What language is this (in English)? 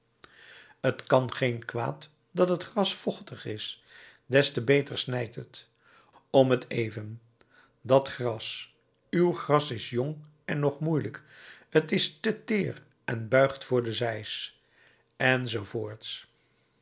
Dutch